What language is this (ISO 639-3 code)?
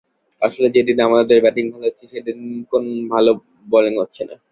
ben